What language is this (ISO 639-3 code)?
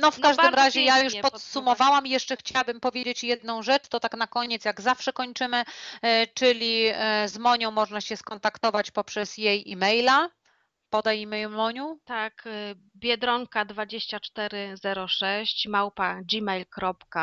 pol